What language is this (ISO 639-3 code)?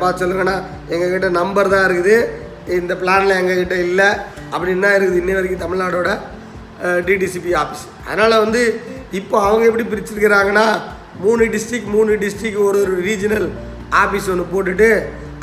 tam